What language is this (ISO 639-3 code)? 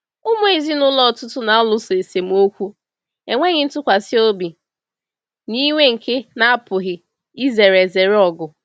ibo